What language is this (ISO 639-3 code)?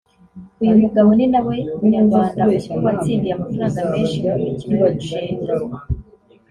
kin